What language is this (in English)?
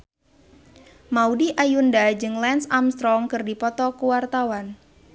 Sundanese